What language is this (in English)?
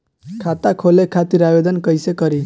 Bhojpuri